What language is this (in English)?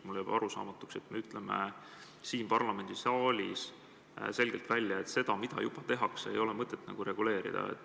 Estonian